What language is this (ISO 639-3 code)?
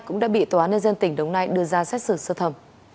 vie